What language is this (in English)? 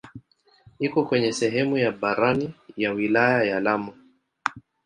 Swahili